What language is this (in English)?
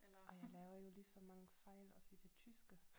Danish